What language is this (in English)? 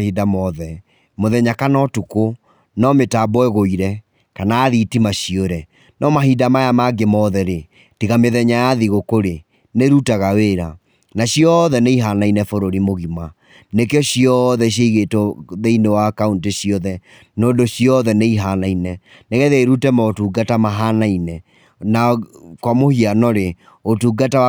Kikuyu